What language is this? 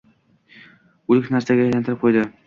Uzbek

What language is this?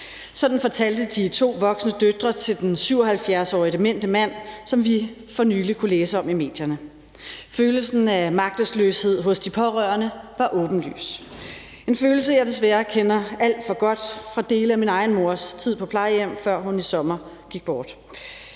Danish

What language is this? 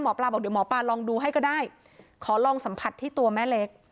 Thai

